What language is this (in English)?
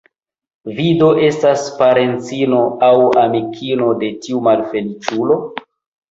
Esperanto